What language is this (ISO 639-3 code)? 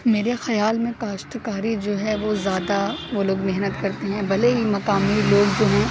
urd